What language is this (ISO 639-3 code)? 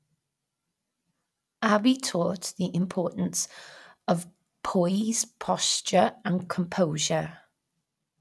eng